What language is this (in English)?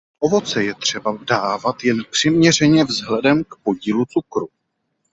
Czech